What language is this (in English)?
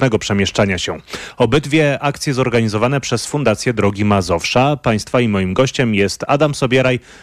Polish